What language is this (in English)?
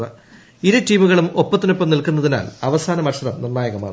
Malayalam